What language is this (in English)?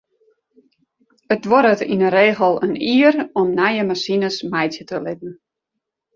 Western Frisian